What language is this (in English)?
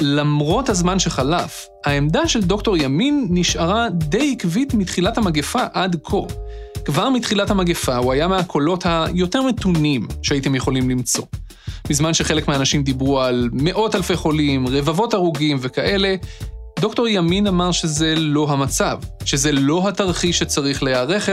Hebrew